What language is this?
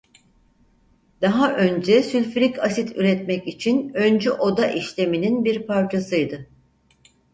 Turkish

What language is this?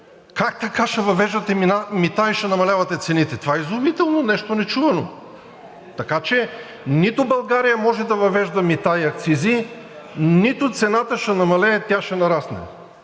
Bulgarian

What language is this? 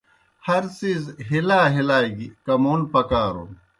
Kohistani Shina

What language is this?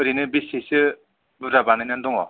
Bodo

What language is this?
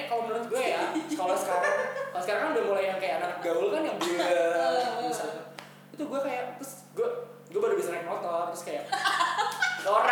Indonesian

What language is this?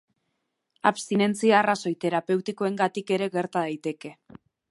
Basque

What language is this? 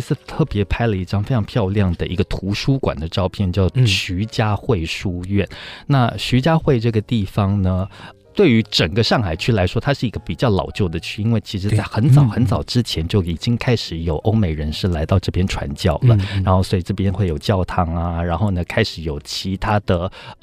Chinese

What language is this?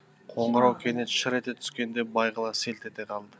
Kazakh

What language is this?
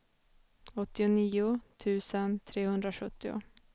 Swedish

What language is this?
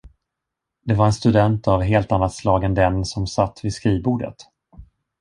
Swedish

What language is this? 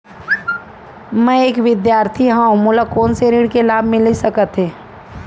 Chhattisgarhi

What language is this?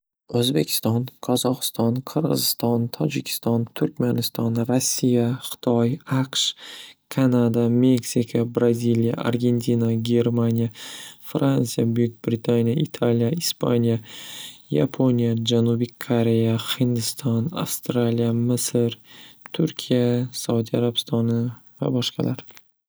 Uzbek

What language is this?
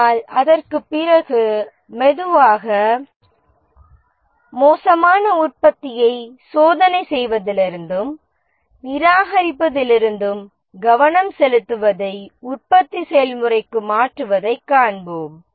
Tamil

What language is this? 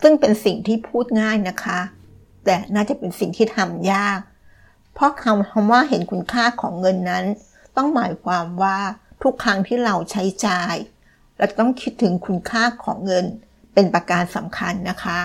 Thai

